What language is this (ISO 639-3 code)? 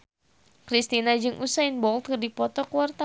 sun